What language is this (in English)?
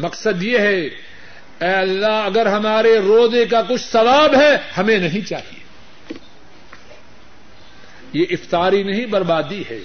Urdu